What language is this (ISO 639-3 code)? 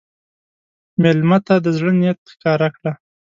pus